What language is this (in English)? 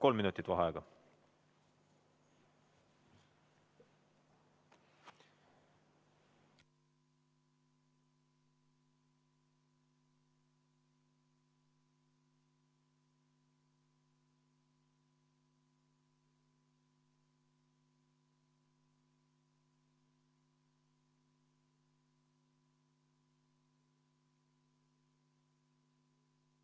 Estonian